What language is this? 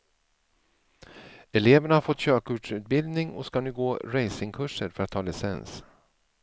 Swedish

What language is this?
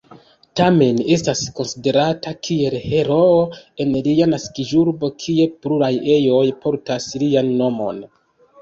Esperanto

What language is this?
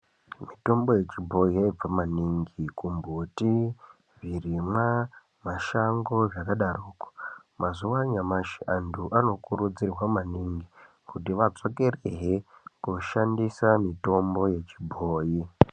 Ndau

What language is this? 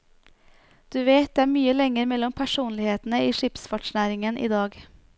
Norwegian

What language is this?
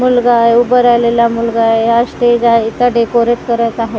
Marathi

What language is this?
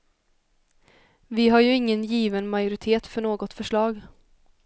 Swedish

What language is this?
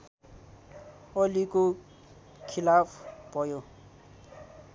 Nepali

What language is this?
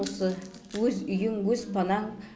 Kazakh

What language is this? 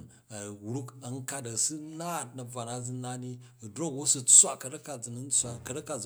Jju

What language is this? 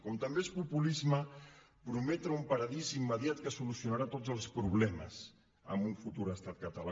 Catalan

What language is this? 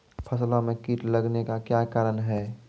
Maithili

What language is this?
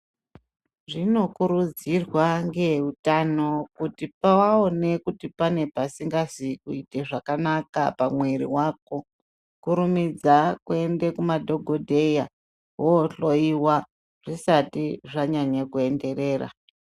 Ndau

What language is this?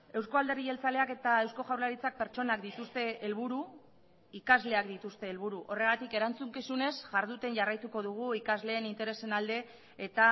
Basque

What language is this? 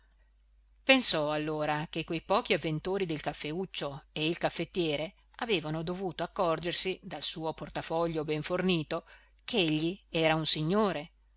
Italian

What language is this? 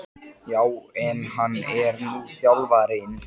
Icelandic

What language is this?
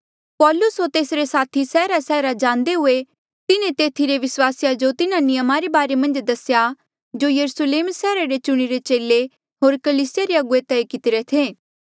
Mandeali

